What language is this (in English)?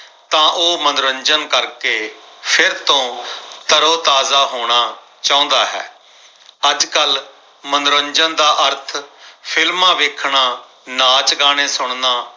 Punjabi